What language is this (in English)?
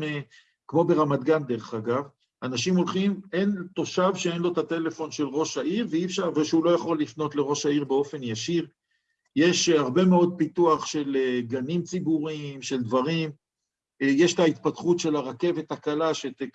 Hebrew